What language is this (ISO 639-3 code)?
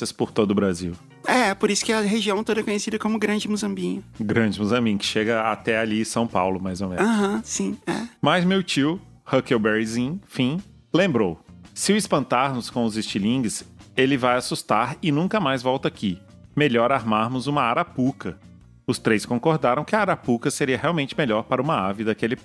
por